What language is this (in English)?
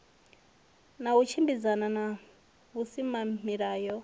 Venda